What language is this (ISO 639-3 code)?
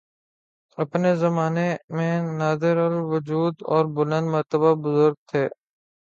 urd